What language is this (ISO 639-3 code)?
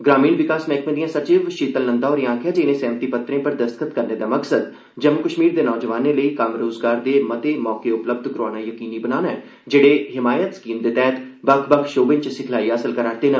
doi